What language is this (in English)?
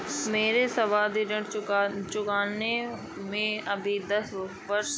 Hindi